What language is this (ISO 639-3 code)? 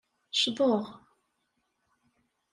kab